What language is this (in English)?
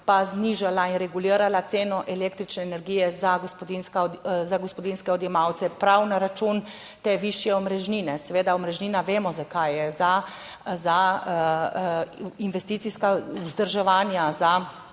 Slovenian